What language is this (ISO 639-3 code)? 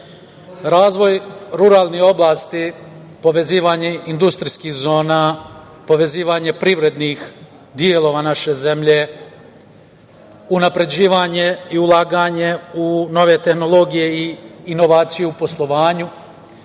srp